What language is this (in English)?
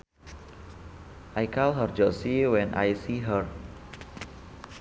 Sundanese